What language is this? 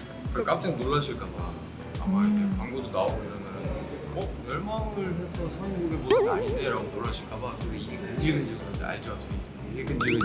Korean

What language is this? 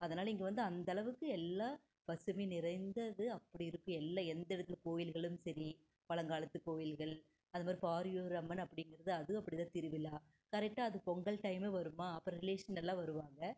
Tamil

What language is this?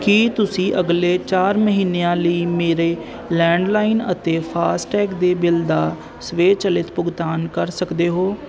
Punjabi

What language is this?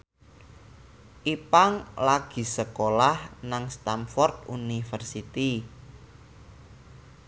Javanese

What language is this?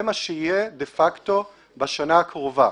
Hebrew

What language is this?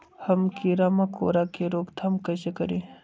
Magahi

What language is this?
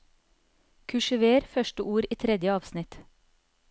Norwegian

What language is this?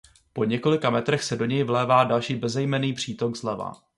Czech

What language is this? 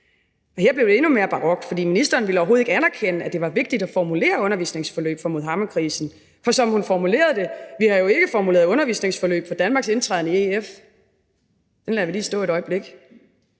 Danish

